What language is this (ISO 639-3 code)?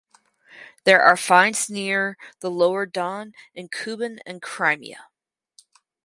eng